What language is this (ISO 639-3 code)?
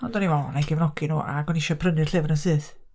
cym